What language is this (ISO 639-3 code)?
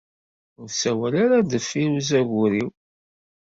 kab